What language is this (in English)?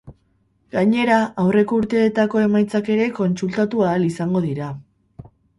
Basque